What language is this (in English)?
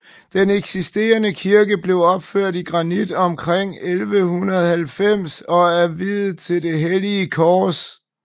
Danish